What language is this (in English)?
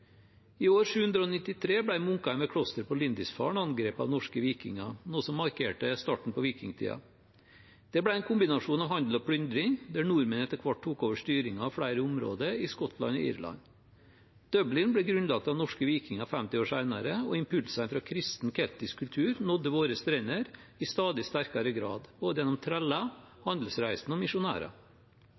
Norwegian Bokmål